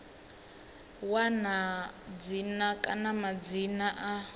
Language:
Venda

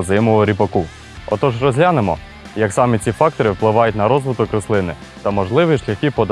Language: Ukrainian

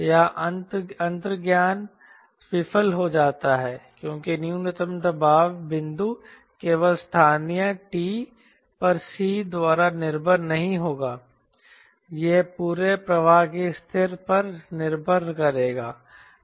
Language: Hindi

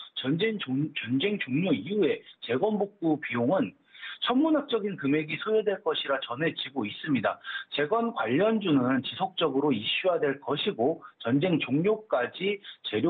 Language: Korean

